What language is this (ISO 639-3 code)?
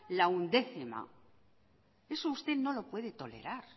spa